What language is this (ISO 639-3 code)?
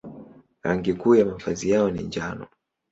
swa